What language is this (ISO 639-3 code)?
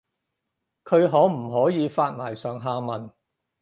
yue